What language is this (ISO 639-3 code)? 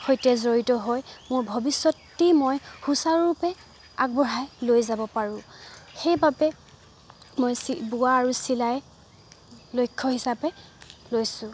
asm